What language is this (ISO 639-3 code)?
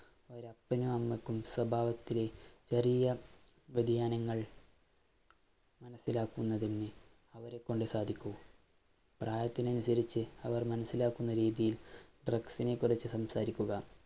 mal